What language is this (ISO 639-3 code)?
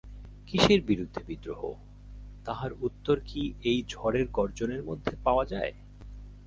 ben